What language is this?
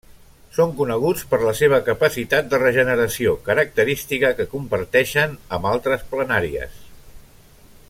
Catalan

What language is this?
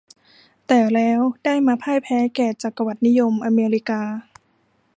Thai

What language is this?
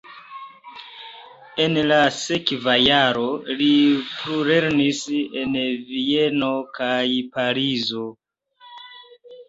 Esperanto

